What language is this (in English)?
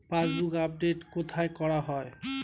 Bangla